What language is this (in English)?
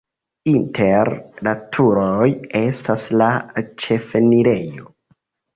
Esperanto